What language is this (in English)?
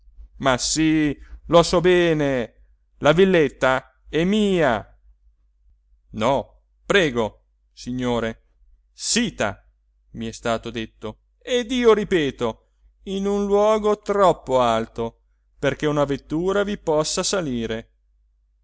Italian